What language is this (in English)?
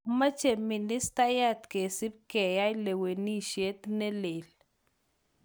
Kalenjin